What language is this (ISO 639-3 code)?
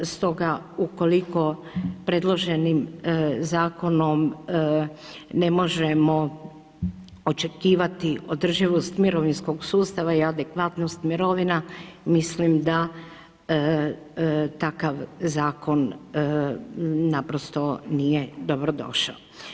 hrv